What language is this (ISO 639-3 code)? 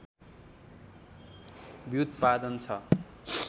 nep